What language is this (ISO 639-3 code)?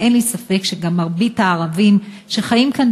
heb